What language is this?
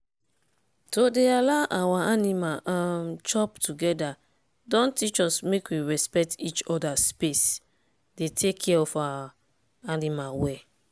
Nigerian Pidgin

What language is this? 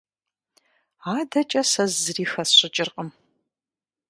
Kabardian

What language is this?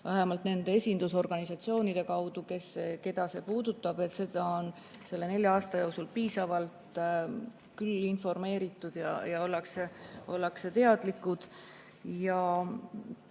Estonian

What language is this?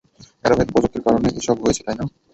Bangla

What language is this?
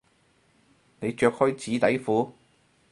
Cantonese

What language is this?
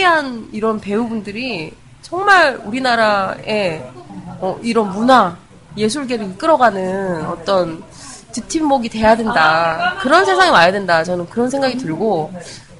Korean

